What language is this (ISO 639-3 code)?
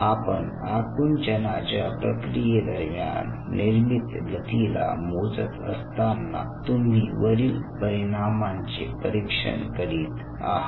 mar